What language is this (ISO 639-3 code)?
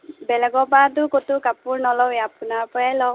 asm